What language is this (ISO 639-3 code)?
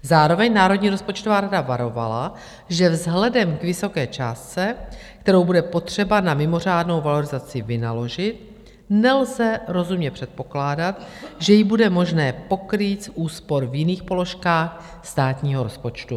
ces